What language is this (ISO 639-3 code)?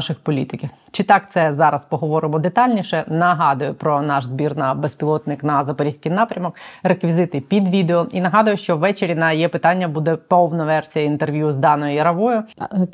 ukr